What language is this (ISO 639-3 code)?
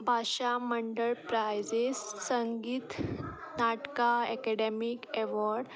kok